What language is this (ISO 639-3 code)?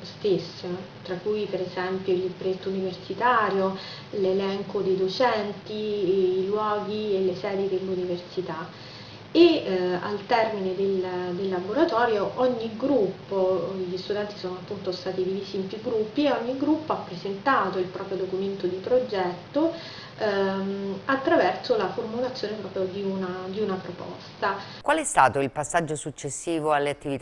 ita